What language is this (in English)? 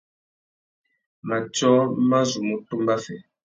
Tuki